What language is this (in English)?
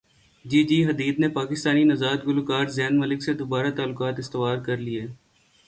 Urdu